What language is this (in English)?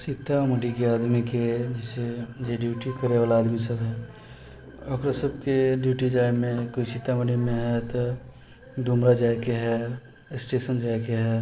Maithili